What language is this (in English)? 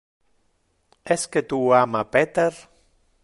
Interlingua